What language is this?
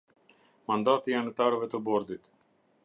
Albanian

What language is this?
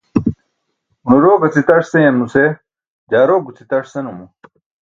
Burushaski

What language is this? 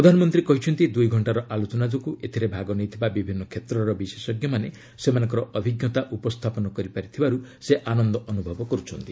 Odia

